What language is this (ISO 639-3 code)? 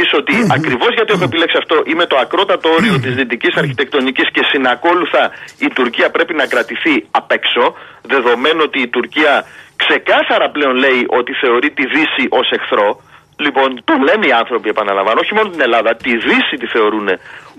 ell